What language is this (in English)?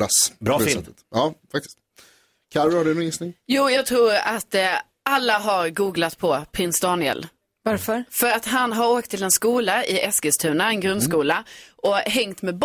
Swedish